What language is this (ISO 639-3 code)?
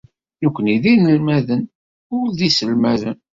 kab